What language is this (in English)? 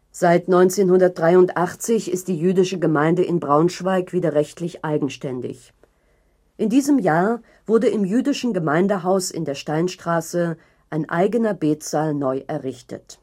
German